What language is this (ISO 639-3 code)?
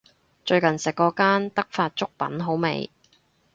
yue